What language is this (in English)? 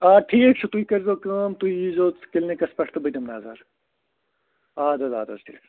Kashmiri